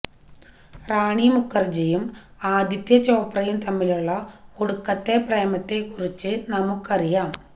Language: Malayalam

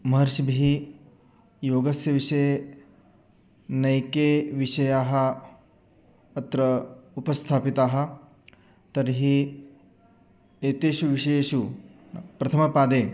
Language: Sanskrit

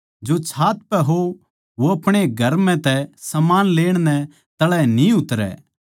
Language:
Haryanvi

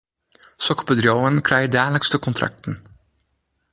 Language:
Western Frisian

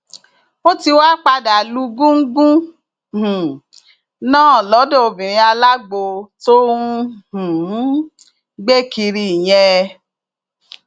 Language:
Yoruba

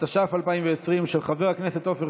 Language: Hebrew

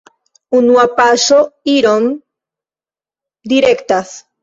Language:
Esperanto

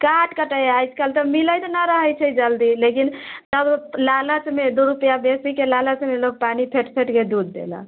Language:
Maithili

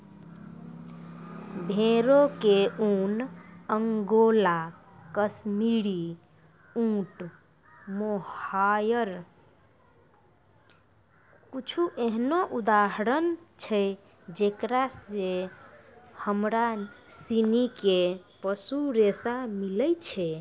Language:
Maithili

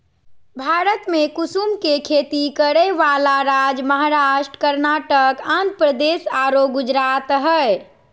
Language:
Magahi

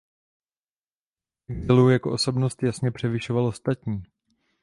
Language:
Czech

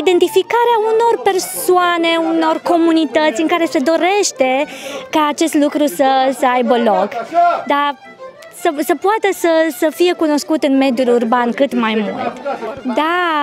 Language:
Romanian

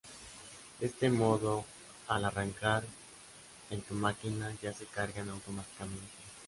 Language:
Spanish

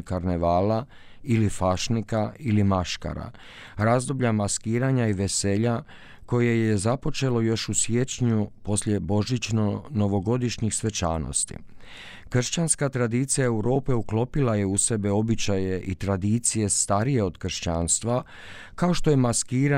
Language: Croatian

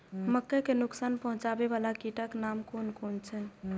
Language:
Maithili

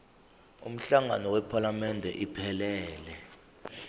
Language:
Zulu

